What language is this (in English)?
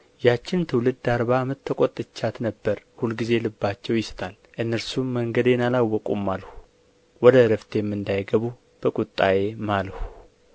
Amharic